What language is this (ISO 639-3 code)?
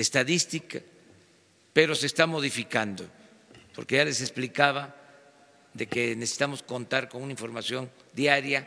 spa